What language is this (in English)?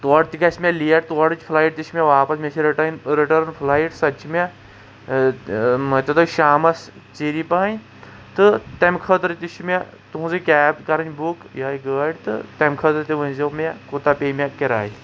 Kashmiri